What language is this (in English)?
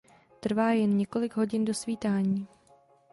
Czech